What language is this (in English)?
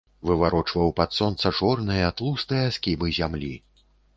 Belarusian